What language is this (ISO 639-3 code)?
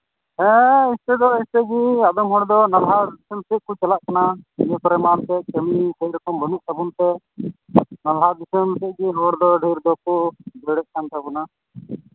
sat